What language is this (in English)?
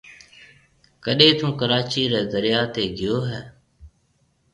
Marwari (Pakistan)